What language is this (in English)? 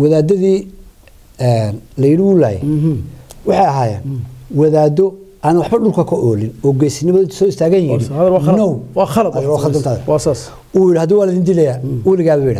Arabic